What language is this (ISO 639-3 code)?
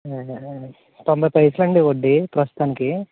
tel